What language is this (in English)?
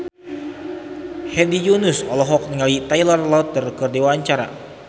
Sundanese